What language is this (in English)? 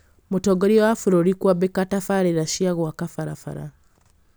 Kikuyu